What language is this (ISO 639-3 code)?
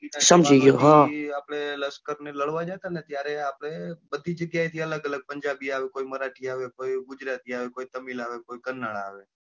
guj